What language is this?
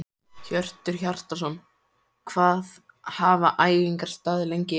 Icelandic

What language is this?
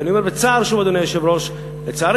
Hebrew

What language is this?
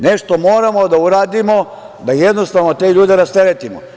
Serbian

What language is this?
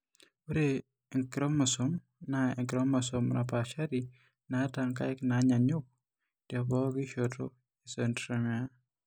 Masai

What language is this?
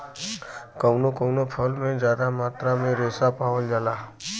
Bhojpuri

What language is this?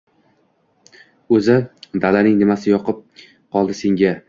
Uzbek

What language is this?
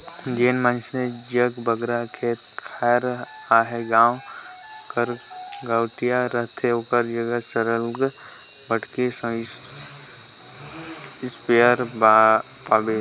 Chhattisgarhi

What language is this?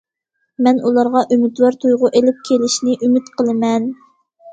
Uyghur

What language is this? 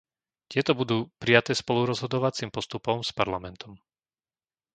Slovak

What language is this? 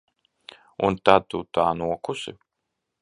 Latvian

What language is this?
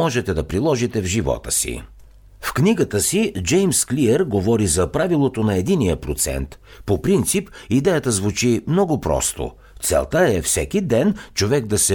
Bulgarian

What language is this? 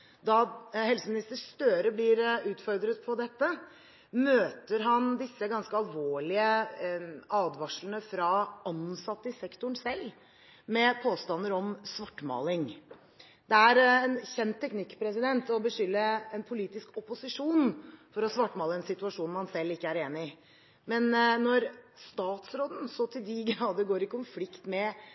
Norwegian Bokmål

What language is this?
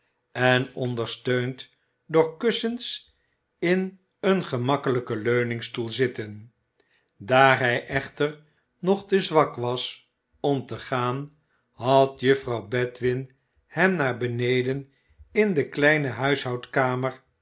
Dutch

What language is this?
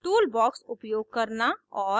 Hindi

